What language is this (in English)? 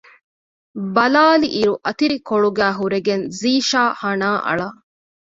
Divehi